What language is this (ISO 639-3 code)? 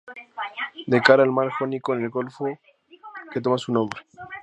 spa